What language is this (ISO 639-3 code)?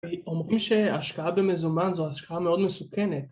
heb